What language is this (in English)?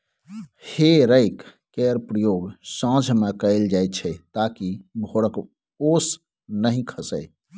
Maithili